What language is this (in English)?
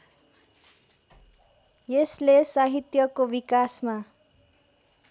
Nepali